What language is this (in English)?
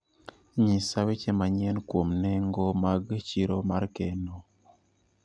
Luo (Kenya and Tanzania)